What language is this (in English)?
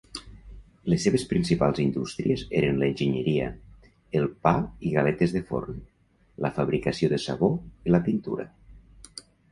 Catalan